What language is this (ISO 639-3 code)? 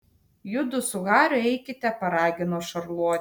lit